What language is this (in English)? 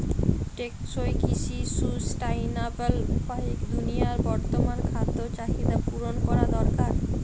Bangla